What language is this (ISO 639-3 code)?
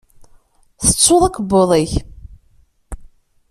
kab